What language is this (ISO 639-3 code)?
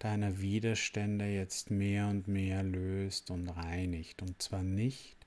deu